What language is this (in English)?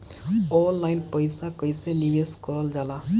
Bhojpuri